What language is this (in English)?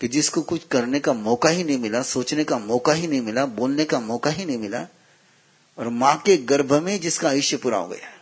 Hindi